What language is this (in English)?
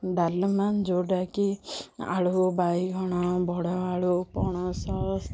Odia